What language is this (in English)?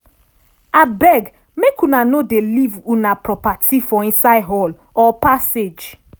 Nigerian Pidgin